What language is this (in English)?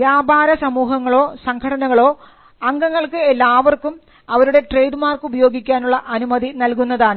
Malayalam